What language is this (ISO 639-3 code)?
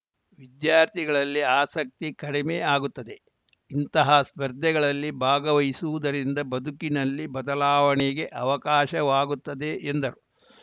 kan